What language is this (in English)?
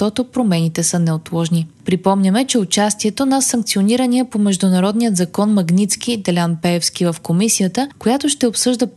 Bulgarian